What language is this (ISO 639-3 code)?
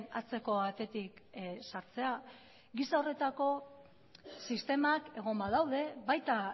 eus